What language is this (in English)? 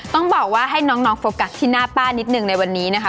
Thai